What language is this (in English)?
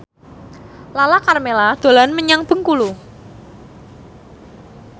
Javanese